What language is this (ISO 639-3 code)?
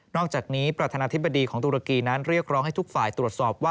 tha